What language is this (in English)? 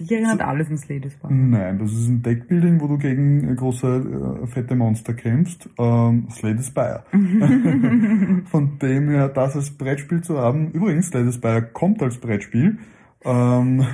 German